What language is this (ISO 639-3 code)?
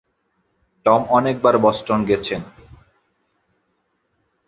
ben